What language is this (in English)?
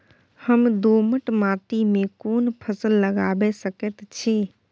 Maithili